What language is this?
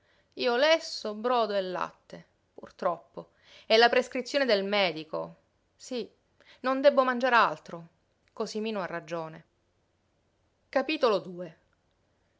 Italian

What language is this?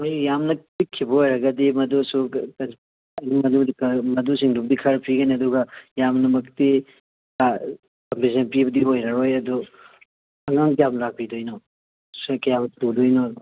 Manipuri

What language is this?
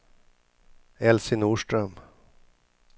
Swedish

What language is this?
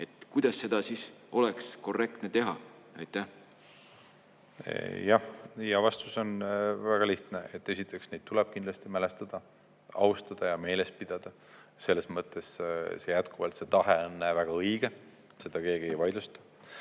Estonian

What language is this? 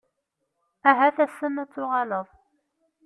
Kabyle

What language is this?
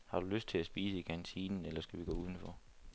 Danish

